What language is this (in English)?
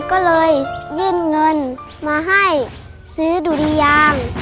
Thai